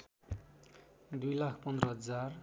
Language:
Nepali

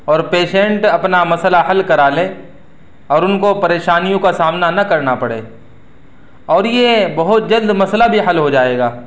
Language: Urdu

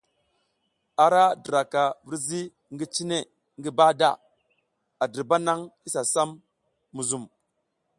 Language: South Giziga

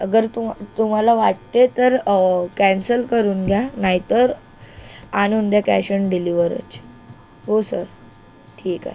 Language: Marathi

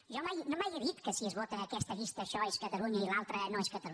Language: Catalan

